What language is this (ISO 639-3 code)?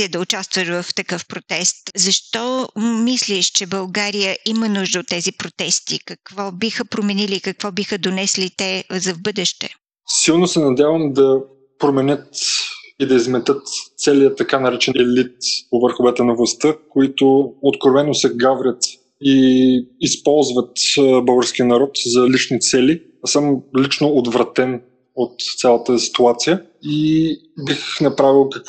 bul